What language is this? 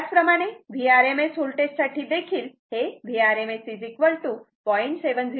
Marathi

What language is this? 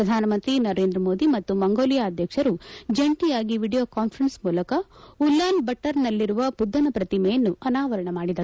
Kannada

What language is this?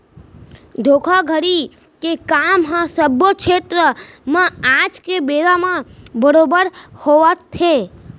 Chhattisgarhi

